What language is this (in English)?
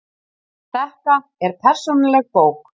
Icelandic